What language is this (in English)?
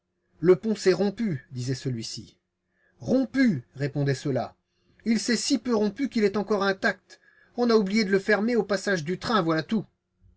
French